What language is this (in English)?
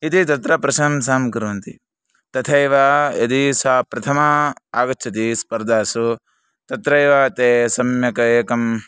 Sanskrit